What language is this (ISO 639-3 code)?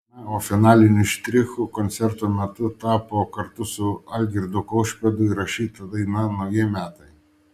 lit